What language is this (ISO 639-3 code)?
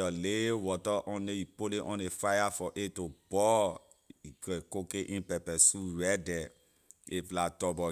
lir